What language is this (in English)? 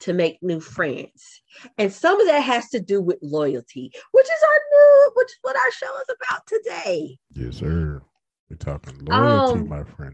English